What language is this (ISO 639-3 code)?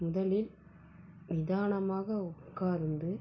tam